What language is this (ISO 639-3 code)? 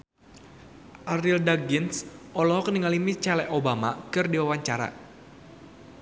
sun